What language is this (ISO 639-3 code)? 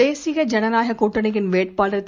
tam